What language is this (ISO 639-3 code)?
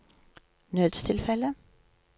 nor